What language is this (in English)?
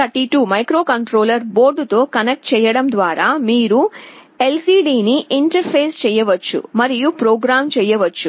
Telugu